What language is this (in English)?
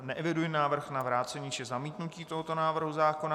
Czech